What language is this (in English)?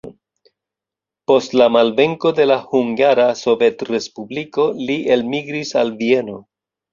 Esperanto